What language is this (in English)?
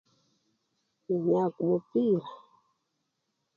Luyia